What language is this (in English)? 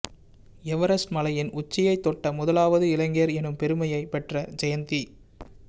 Tamil